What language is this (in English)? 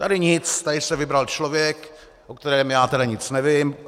Czech